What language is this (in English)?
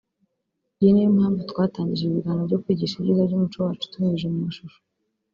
Kinyarwanda